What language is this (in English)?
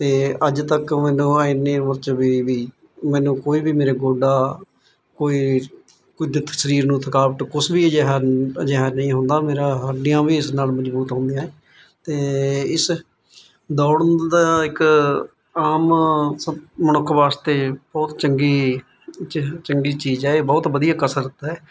Punjabi